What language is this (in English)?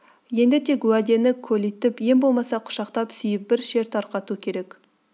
Kazakh